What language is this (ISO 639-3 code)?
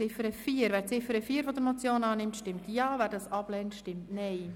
gsw